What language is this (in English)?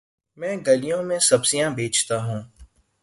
Urdu